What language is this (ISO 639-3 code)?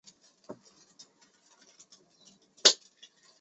zho